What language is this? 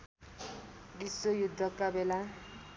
Nepali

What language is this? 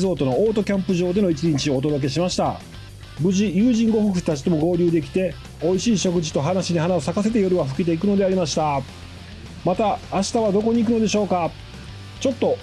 Japanese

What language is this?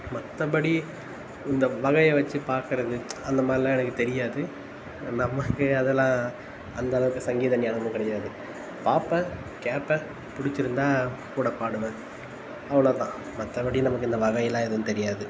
Tamil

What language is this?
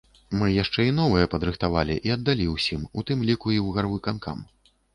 Belarusian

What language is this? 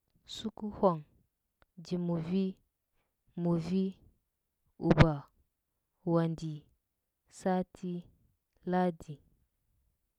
Huba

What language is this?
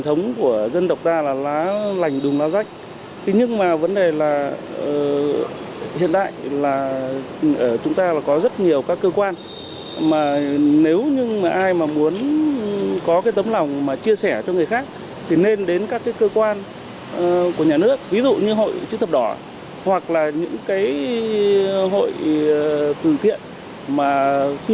Vietnamese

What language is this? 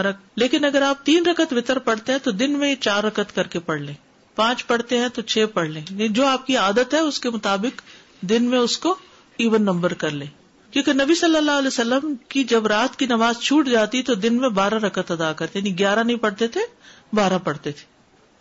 Urdu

